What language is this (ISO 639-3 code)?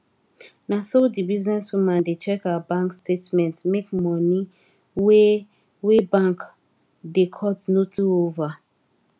pcm